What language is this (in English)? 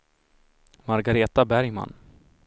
Swedish